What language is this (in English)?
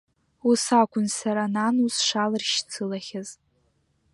Abkhazian